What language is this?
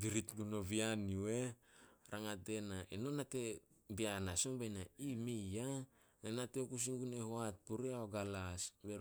Solos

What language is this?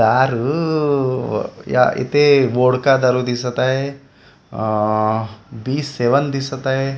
Marathi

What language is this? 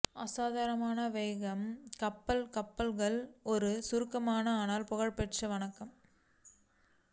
Tamil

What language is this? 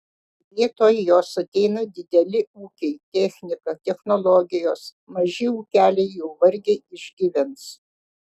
Lithuanian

